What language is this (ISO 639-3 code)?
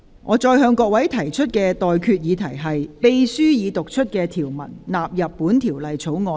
yue